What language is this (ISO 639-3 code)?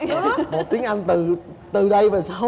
vie